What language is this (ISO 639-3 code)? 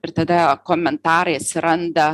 lit